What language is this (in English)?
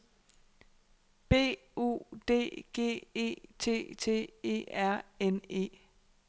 Danish